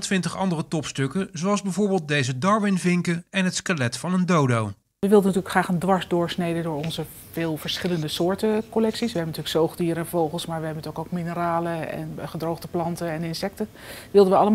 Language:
Dutch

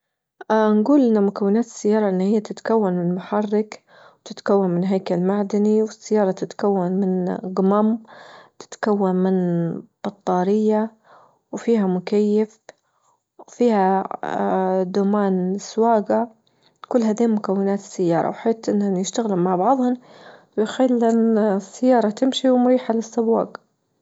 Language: Libyan Arabic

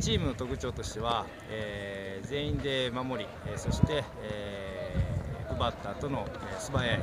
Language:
Japanese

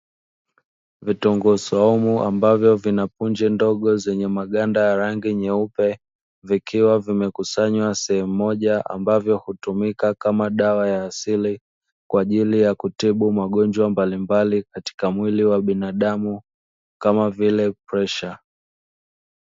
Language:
Swahili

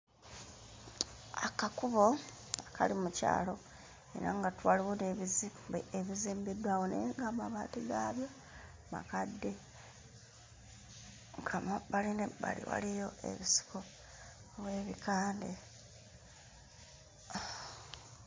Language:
Ganda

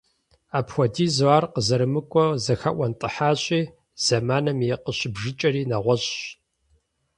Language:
Kabardian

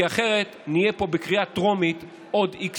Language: Hebrew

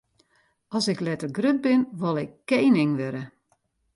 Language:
Western Frisian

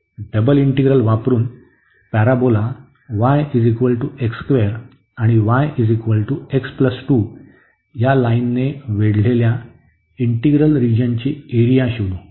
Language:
Marathi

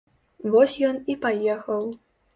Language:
Belarusian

